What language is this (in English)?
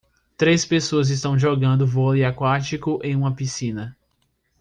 Portuguese